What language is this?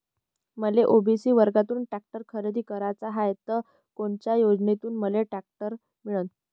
Marathi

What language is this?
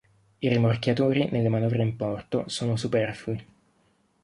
Italian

